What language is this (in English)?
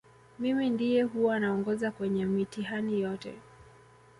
Swahili